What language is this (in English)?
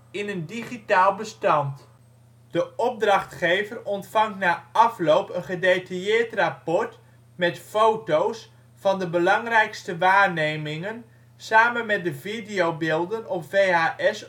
Dutch